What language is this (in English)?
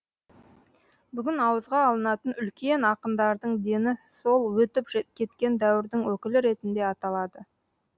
Kazakh